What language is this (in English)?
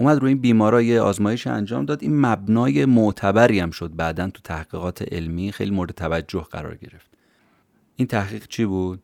Persian